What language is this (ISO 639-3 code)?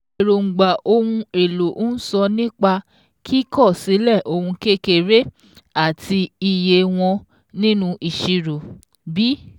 yor